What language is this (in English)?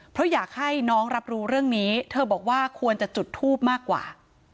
Thai